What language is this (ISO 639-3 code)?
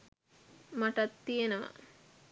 sin